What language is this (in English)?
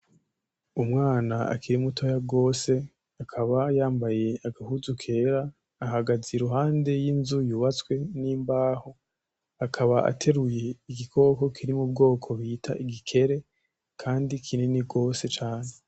Rundi